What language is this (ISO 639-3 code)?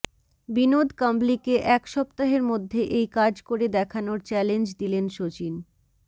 ben